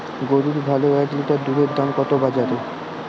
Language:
Bangla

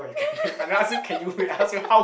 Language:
English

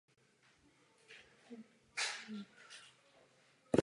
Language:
Czech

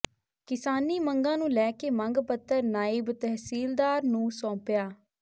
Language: Punjabi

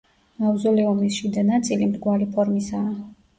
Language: Georgian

